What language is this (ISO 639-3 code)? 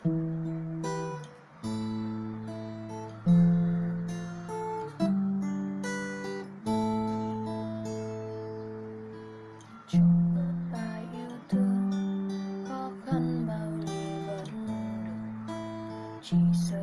vie